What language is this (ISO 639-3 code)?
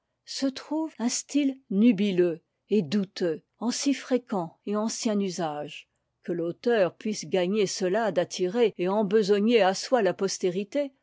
fra